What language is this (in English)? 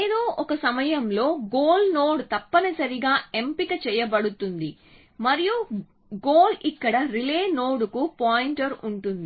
Telugu